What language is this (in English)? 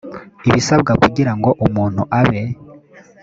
Kinyarwanda